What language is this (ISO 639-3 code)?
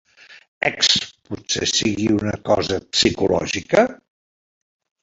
cat